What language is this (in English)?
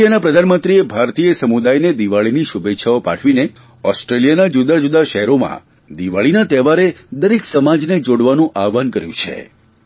Gujarati